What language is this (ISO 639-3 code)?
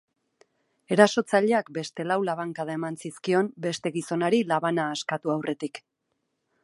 eus